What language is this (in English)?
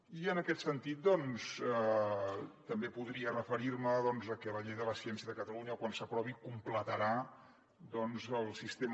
Catalan